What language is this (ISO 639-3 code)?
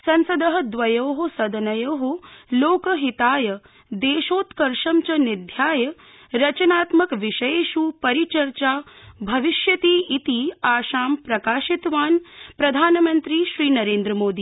san